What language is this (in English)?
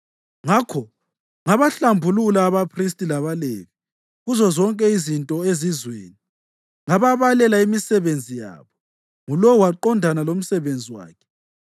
North Ndebele